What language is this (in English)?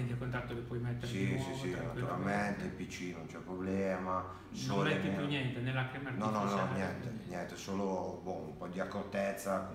Italian